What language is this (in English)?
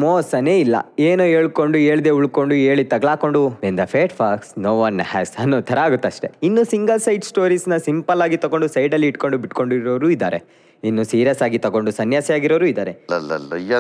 Kannada